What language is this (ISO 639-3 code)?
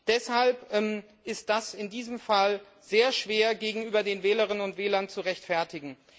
deu